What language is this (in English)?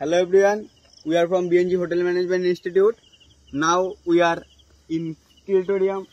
English